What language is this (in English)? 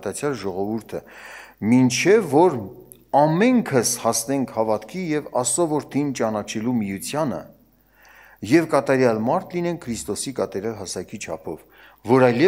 Turkish